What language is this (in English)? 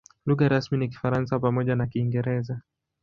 Swahili